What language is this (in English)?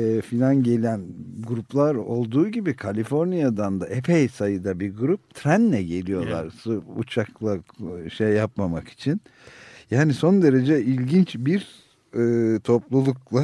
Turkish